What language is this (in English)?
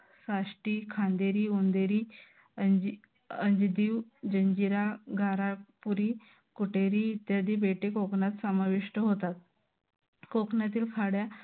Marathi